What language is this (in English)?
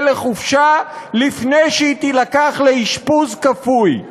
Hebrew